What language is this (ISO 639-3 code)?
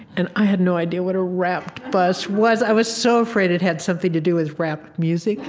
eng